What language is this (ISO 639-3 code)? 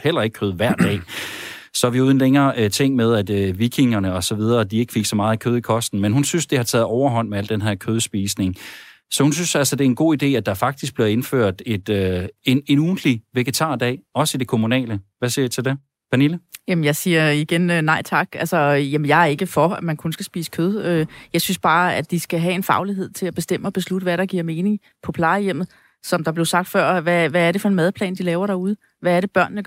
dan